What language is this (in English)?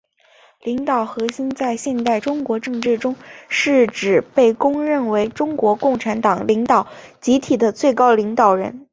Chinese